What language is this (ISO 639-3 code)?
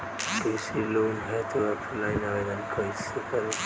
bho